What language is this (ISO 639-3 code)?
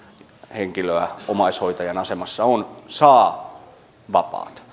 fin